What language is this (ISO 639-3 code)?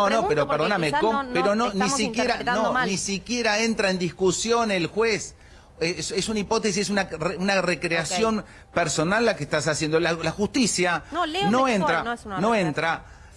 spa